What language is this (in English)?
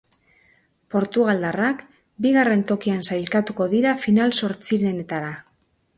Basque